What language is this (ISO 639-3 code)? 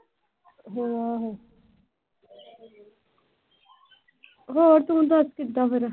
pan